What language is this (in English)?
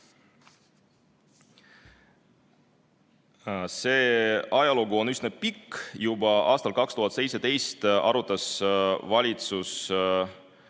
Estonian